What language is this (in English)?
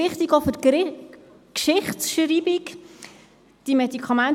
Swiss German